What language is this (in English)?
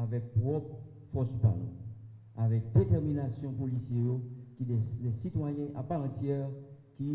French